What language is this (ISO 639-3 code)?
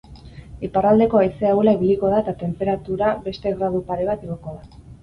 eus